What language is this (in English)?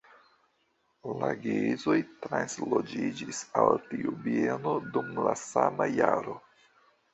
Esperanto